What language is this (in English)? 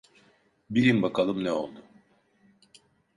Turkish